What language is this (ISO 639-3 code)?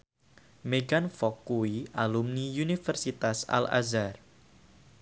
jav